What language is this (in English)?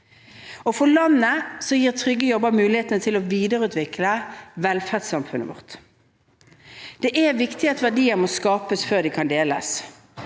Norwegian